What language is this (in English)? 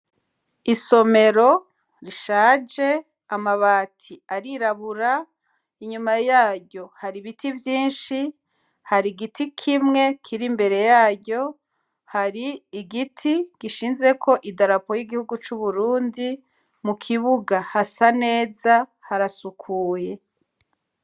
Rundi